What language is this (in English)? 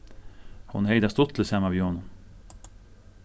Faroese